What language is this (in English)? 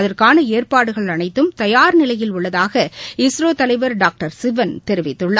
Tamil